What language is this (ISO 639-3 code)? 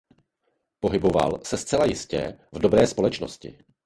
ces